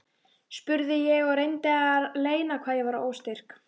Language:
Icelandic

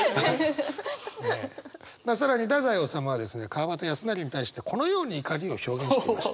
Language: Japanese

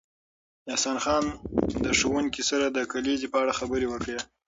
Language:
Pashto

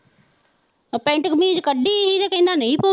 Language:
Punjabi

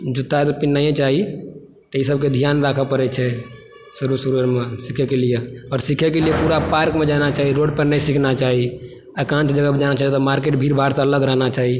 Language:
Maithili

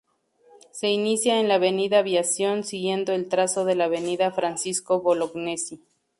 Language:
Spanish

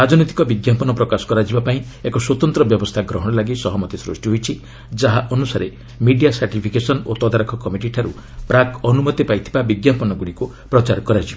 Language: Odia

